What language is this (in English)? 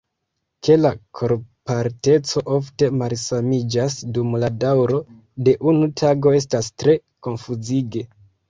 Esperanto